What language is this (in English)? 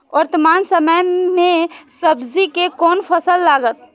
Maithili